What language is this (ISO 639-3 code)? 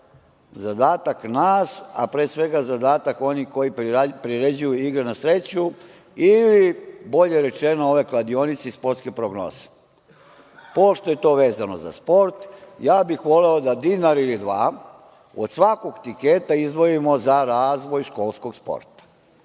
srp